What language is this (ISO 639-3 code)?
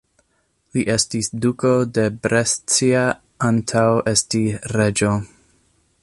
epo